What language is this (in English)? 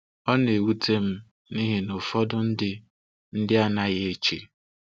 Igbo